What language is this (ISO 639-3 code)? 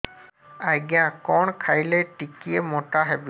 ori